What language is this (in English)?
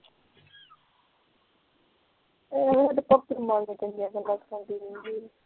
Punjabi